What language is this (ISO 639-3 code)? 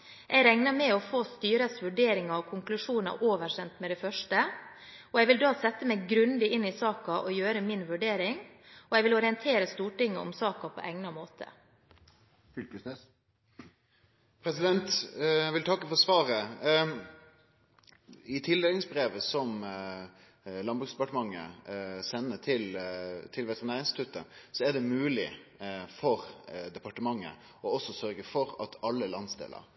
nor